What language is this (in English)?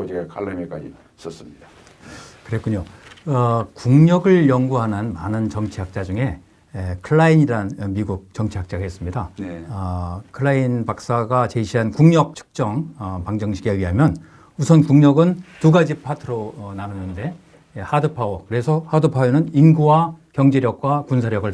Korean